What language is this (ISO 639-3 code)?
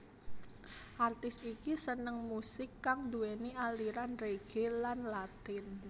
jav